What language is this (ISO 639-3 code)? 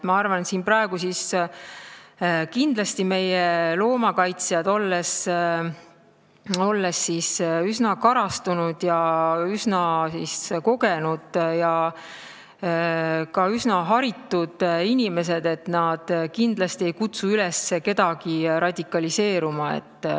est